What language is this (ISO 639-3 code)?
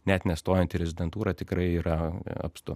lit